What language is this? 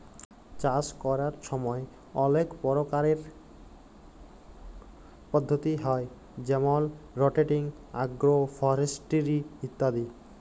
Bangla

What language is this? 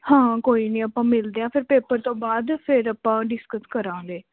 Punjabi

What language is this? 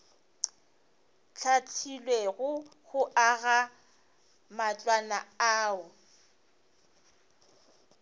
Northern Sotho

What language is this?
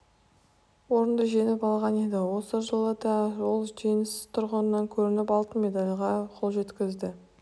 Kazakh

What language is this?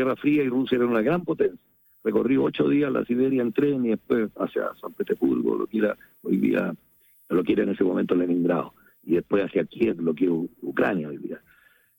Spanish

